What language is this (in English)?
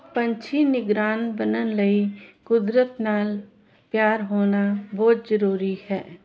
Punjabi